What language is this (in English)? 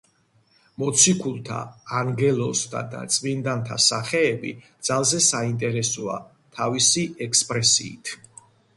Georgian